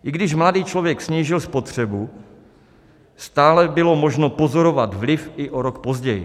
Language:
Czech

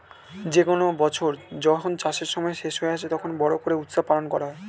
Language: Bangla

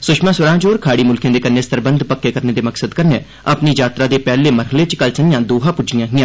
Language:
Dogri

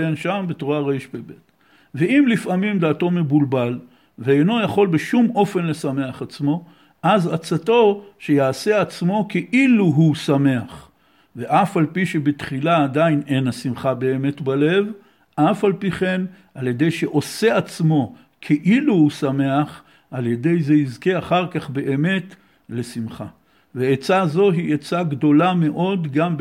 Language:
Hebrew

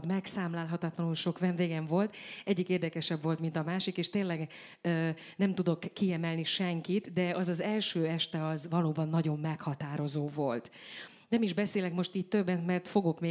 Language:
Hungarian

